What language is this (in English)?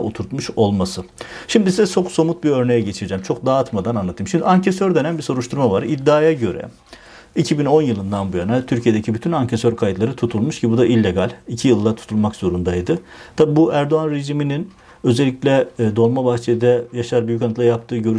Turkish